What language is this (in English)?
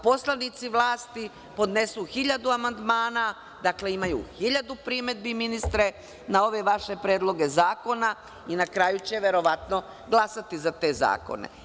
Serbian